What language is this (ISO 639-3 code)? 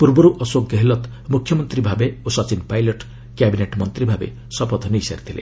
ori